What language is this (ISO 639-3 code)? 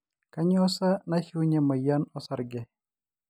mas